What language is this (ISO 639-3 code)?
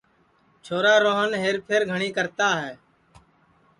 ssi